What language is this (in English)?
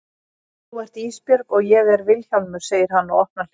Icelandic